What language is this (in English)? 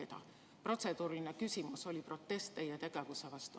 Estonian